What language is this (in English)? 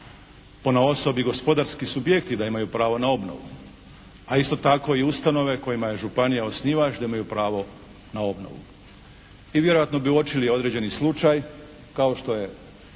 Croatian